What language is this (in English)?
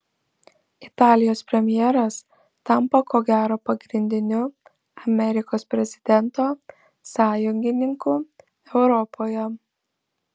Lithuanian